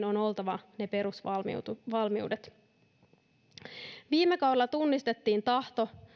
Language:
Finnish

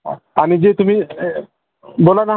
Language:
Marathi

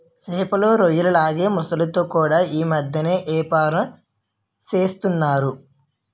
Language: Telugu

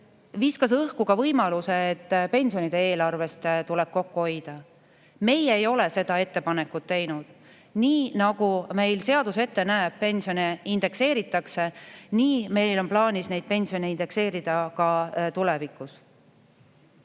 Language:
Estonian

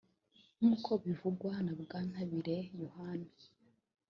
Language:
Kinyarwanda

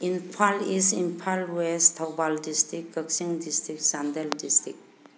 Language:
Manipuri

